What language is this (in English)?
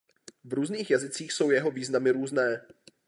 Czech